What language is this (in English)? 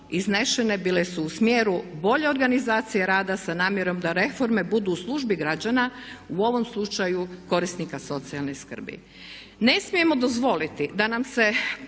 Croatian